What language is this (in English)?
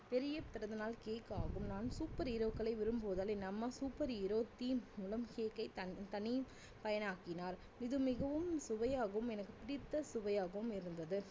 Tamil